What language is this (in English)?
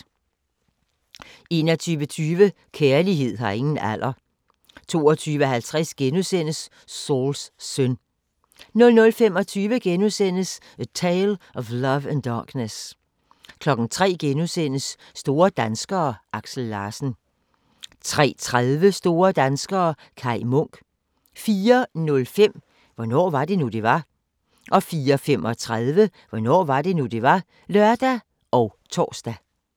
Danish